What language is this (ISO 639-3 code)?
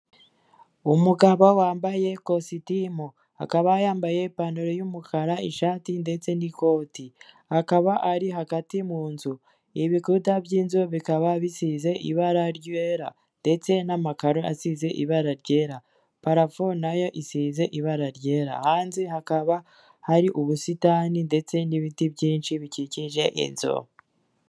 kin